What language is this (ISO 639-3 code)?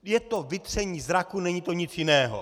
ces